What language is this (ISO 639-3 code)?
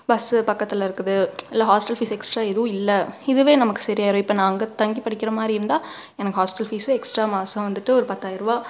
tam